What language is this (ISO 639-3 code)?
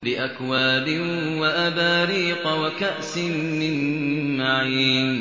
ara